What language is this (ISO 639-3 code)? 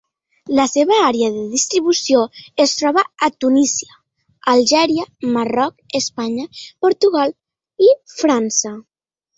cat